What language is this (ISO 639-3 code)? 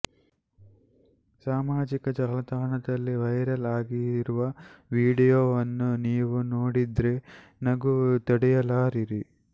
kan